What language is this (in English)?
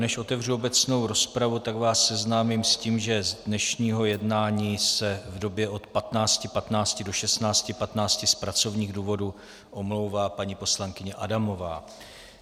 Czech